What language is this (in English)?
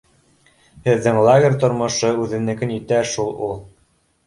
Bashkir